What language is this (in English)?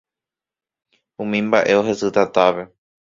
Guarani